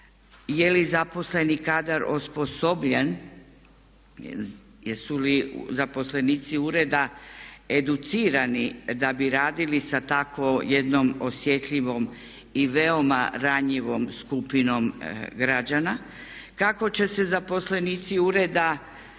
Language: Croatian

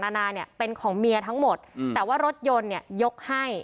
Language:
Thai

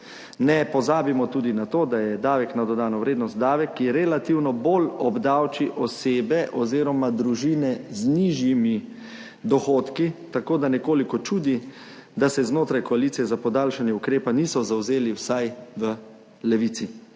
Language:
Slovenian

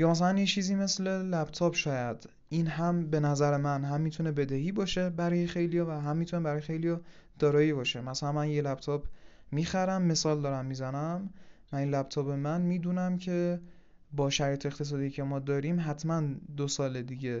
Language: Persian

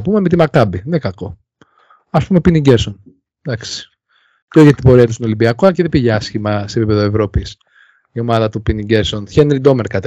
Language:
Greek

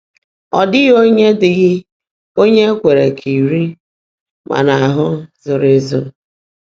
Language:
Igbo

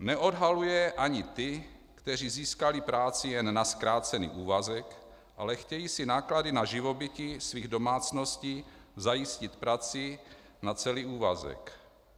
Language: Czech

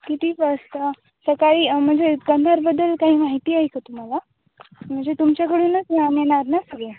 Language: Marathi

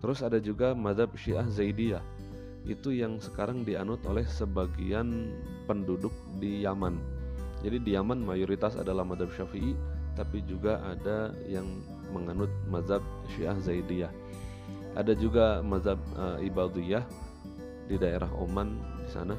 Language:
Indonesian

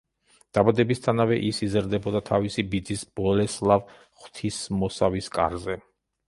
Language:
Georgian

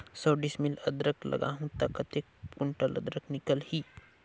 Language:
Chhattisgarhi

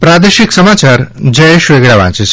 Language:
Gujarati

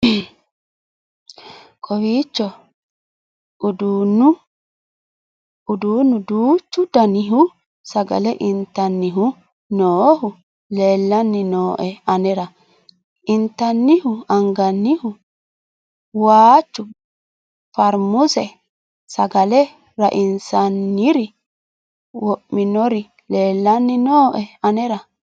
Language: Sidamo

